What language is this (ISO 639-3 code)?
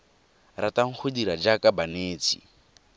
tsn